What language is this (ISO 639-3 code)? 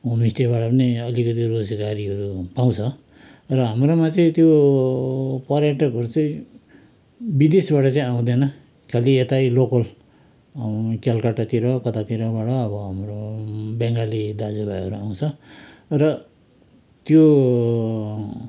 nep